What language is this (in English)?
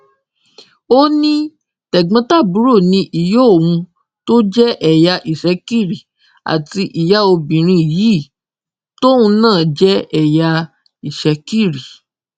Yoruba